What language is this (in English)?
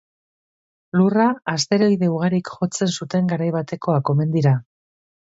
Basque